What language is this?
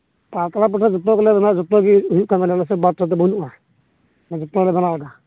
Santali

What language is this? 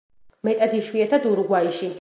Georgian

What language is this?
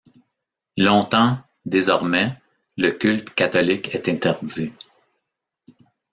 French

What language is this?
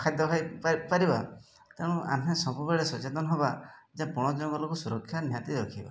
Odia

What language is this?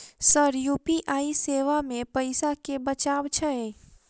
Maithili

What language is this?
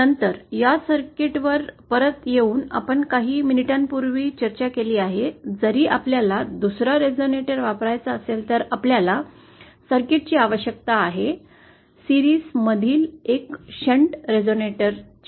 Marathi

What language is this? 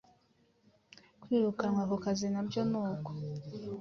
Kinyarwanda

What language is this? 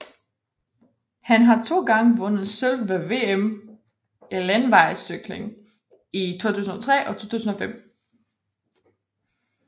Danish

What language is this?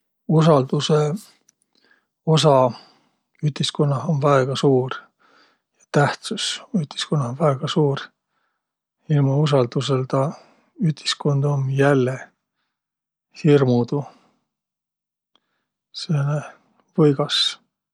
Võro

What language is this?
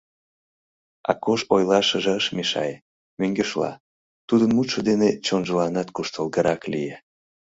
Mari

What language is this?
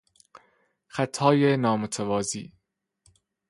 Persian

